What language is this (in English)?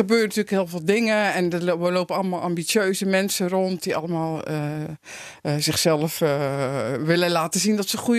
Dutch